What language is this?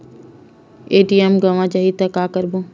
Chhattisgarhi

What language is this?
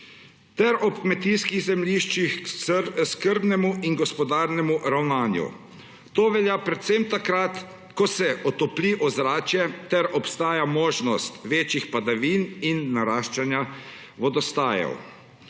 Slovenian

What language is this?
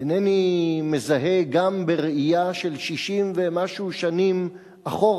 Hebrew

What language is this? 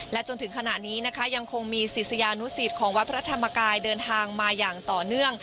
Thai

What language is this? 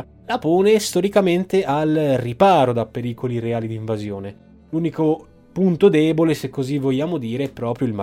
Italian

